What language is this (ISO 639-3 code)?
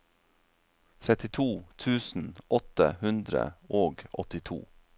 nor